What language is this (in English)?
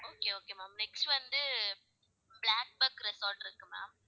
Tamil